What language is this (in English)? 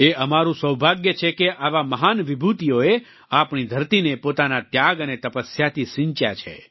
Gujarati